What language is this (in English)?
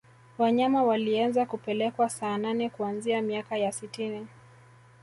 Swahili